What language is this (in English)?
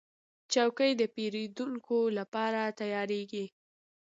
Pashto